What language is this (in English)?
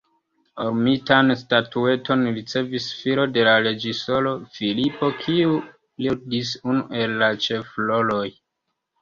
Esperanto